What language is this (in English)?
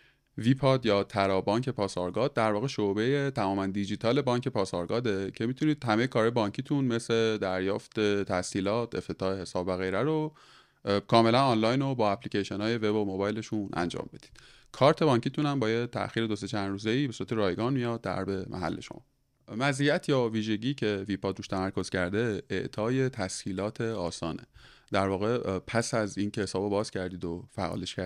Persian